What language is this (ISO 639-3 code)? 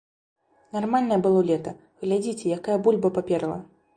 bel